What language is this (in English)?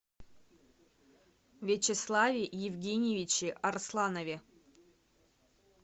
Russian